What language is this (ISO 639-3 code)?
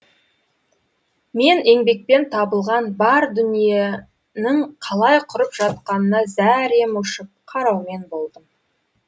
kaz